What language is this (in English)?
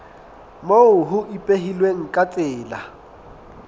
Southern Sotho